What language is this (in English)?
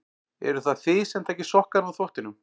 Icelandic